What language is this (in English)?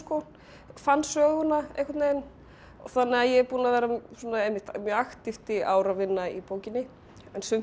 Icelandic